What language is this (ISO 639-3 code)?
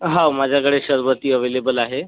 mar